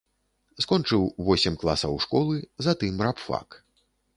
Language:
Belarusian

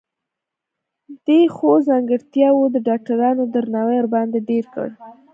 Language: Pashto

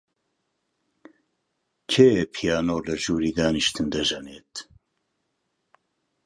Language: Central Kurdish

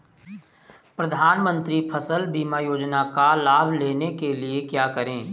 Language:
Hindi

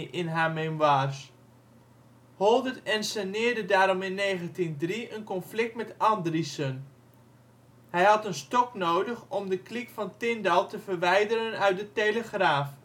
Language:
Dutch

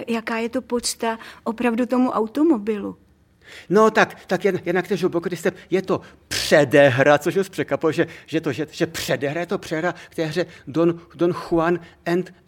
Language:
Czech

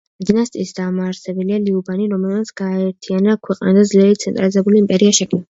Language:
Georgian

